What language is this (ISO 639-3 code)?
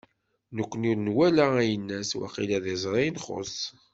kab